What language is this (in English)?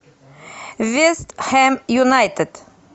Russian